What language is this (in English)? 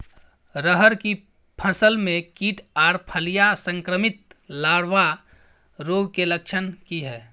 Maithili